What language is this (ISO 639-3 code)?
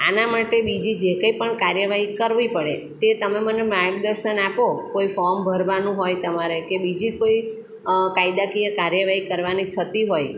guj